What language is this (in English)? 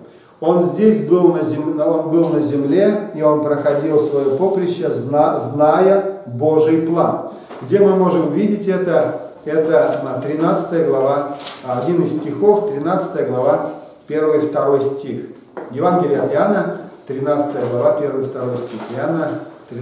Russian